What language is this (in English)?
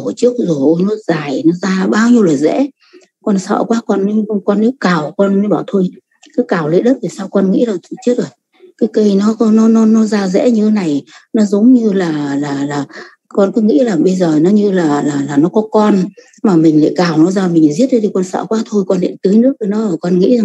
Vietnamese